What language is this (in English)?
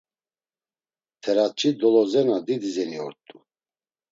Laz